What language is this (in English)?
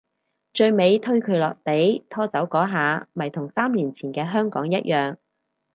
Cantonese